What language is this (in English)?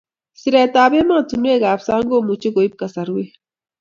Kalenjin